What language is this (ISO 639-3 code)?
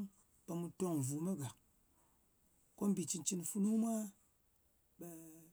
anc